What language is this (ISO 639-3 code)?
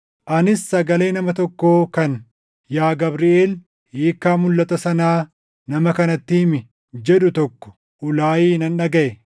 orm